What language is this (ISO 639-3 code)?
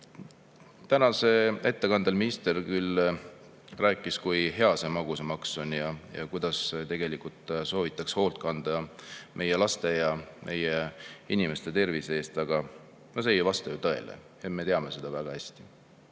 est